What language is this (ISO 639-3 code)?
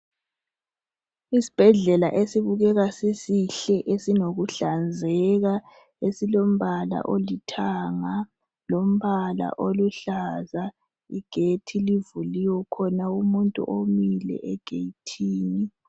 nde